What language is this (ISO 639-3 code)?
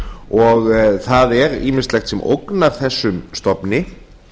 isl